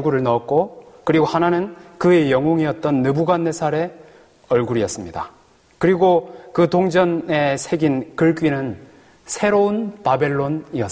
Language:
Korean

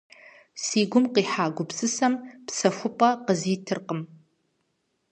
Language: Kabardian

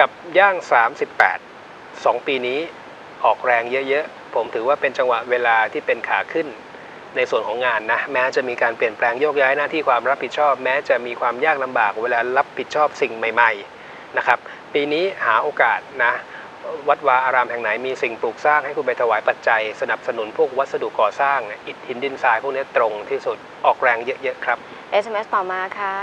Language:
Thai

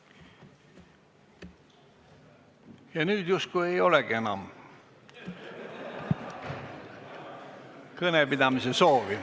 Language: Estonian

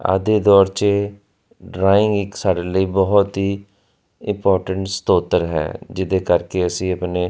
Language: Punjabi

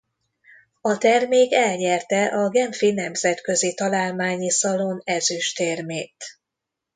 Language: Hungarian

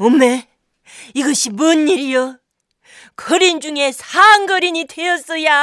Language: Korean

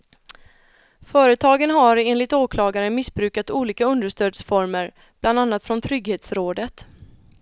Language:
Swedish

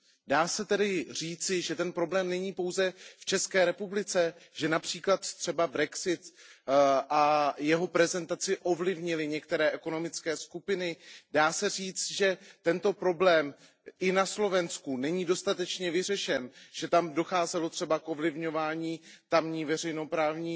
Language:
Czech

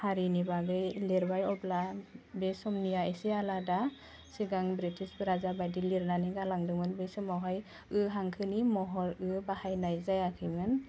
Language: Bodo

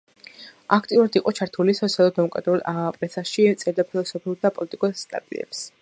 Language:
Georgian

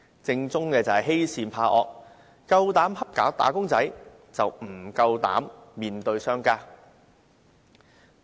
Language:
Cantonese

